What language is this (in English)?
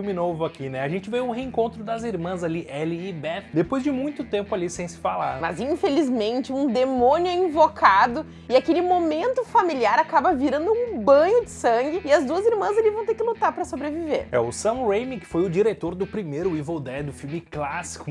Portuguese